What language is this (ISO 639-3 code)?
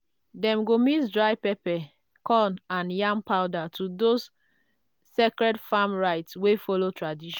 pcm